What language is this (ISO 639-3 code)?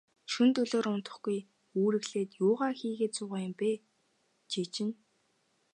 mon